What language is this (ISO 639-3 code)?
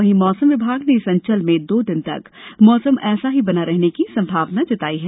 hin